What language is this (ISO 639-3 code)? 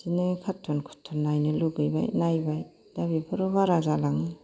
brx